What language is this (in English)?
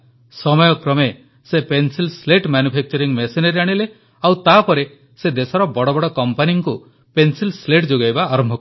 Odia